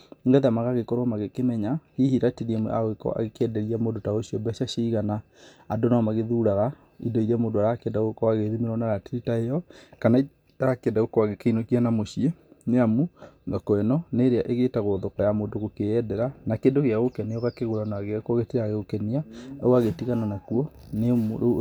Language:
Kikuyu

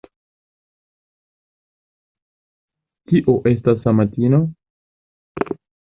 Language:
Esperanto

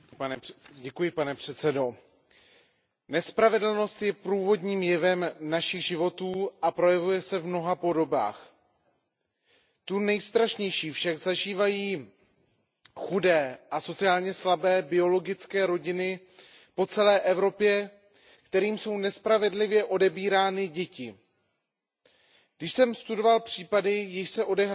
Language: Czech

